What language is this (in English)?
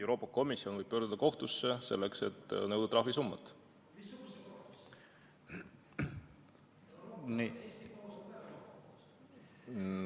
Estonian